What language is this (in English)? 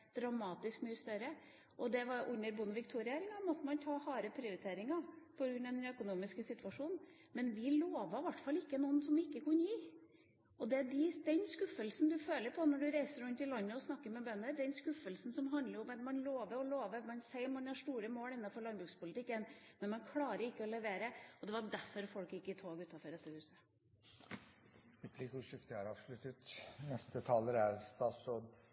Norwegian